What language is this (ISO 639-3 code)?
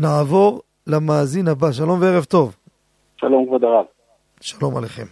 heb